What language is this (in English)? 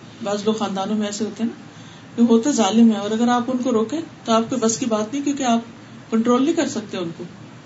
Urdu